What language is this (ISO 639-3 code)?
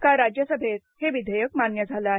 mar